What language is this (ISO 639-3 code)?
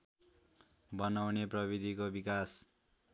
nep